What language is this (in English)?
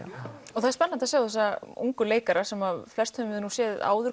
Icelandic